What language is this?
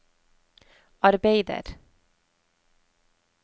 Norwegian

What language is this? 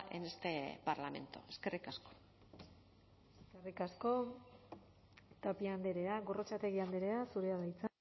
Basque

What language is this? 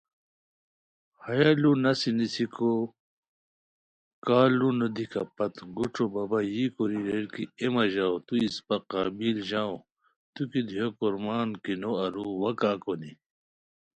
Khowar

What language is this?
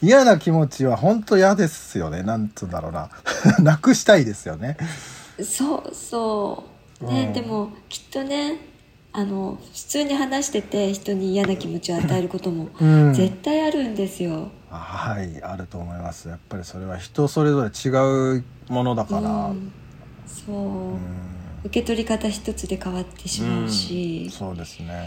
Japanese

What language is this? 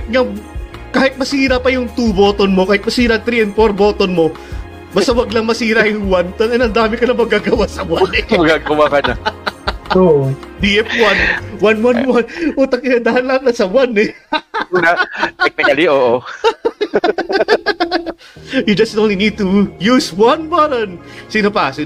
Filipino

